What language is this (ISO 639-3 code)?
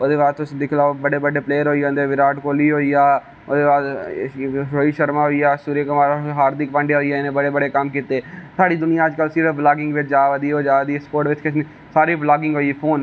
doi